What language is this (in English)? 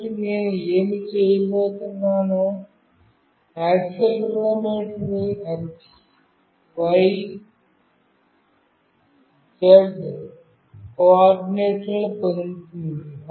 Telugu